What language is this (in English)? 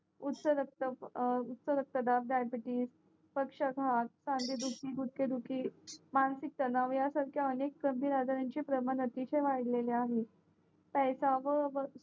Marathi